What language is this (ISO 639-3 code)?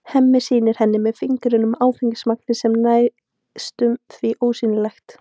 isl